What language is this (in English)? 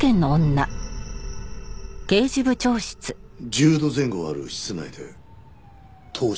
Japanese